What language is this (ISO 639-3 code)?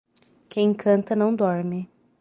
por